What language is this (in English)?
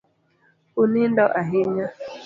Luo (Kenya and Tanzania)